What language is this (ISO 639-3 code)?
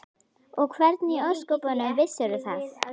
isl